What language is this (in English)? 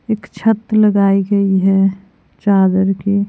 Hindi